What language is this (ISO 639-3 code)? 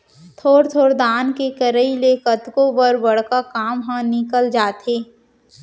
hne